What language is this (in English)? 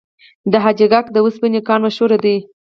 Pashto